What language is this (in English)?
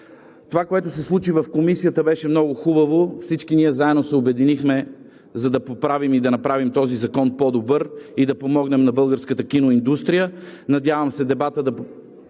Bulgarian